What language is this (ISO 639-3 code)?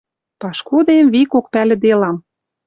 mrj